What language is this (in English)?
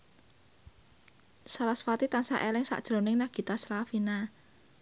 Javanese